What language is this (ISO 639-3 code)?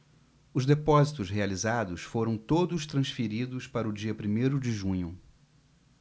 por